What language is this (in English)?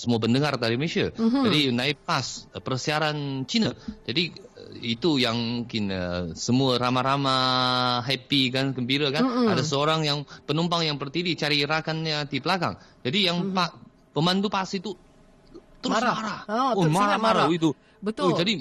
Malay